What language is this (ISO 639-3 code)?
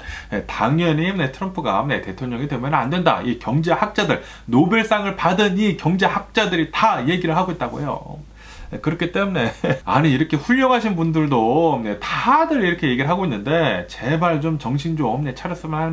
kor